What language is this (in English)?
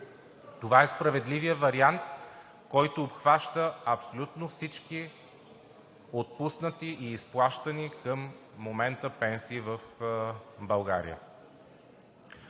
Bulgarian